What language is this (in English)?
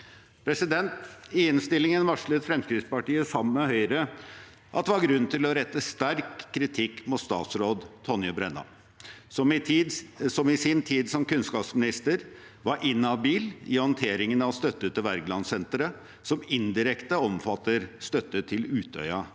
Norwegian